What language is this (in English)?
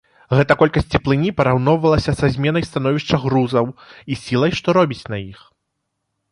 Belarusian